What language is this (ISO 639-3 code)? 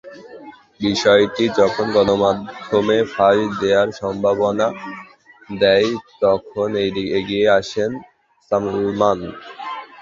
ben